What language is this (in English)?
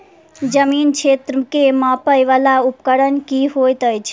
Maithili